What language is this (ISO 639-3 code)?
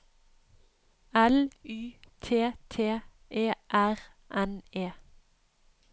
nor